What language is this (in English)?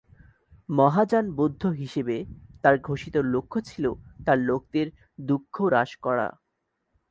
Bangla